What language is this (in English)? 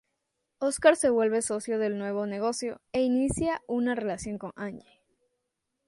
Spanish